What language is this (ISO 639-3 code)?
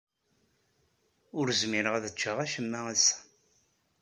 kab